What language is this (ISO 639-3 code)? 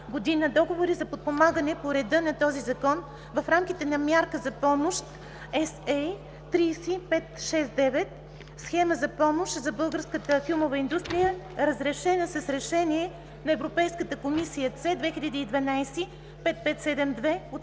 bul